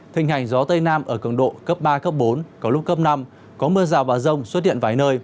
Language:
Vietnamese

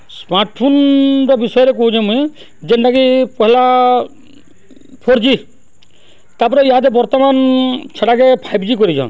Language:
Odia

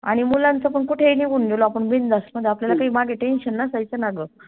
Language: Marathi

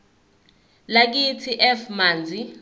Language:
Zulu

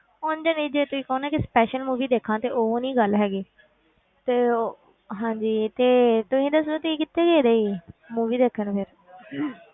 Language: Punjabi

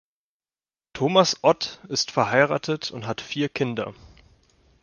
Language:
German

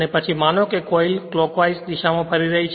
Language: Gujarati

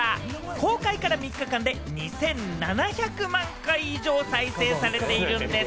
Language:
Japanese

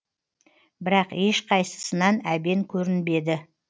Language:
Kazakh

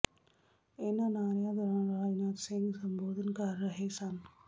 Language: Punjabi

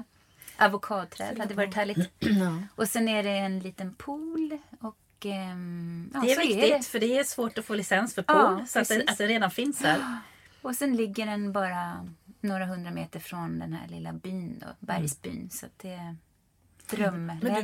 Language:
Swedish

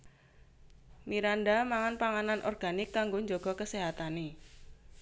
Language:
Javanese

